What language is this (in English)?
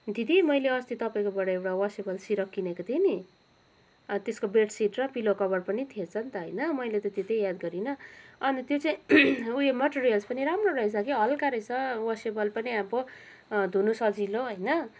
Nepali